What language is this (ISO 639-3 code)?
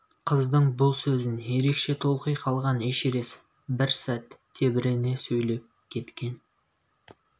kaz